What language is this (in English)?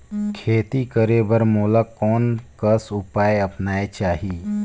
Chhattisgarhi